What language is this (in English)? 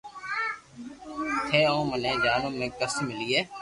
Loarki